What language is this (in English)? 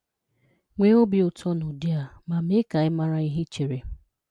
Igbo